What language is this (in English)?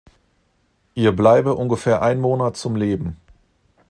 German